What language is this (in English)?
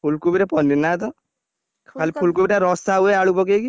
Odia